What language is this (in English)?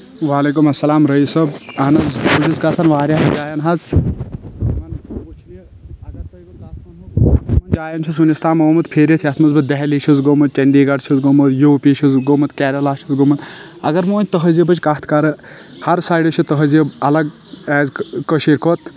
Kashmiri